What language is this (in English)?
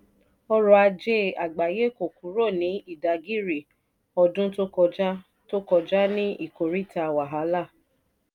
Yoruba